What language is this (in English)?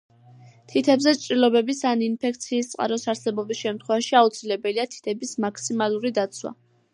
Georgian